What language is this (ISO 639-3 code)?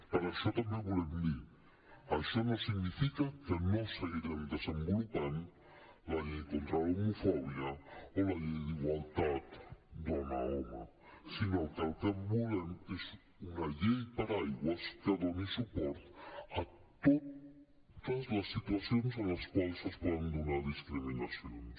cat